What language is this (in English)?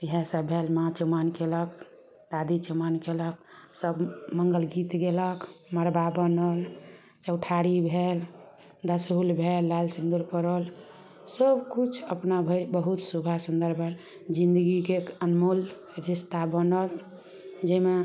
Maithili